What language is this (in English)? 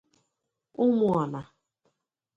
Igbo